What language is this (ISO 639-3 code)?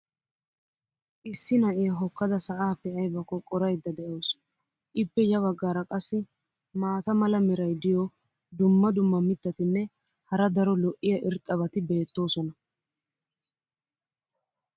wal